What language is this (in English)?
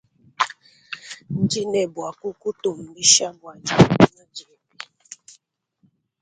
Luba-Lulua